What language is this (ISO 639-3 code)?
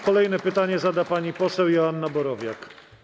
pol